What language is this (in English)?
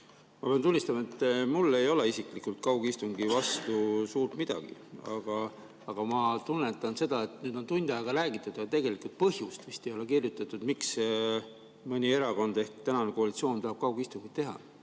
Estonian